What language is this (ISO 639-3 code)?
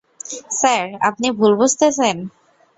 ben